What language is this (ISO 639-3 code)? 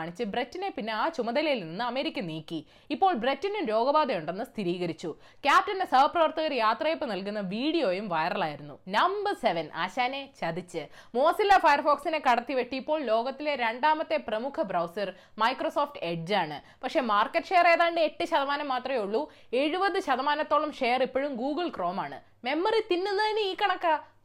mal